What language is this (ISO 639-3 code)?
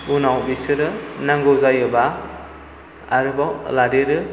brx